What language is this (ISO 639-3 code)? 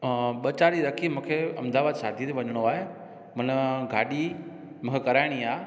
snd